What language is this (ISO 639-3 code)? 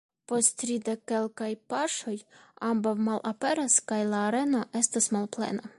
epo